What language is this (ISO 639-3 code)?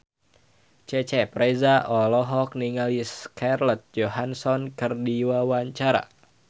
sun